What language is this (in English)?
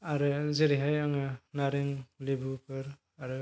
Bodo